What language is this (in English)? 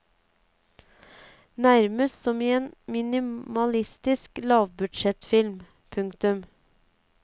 Norwegian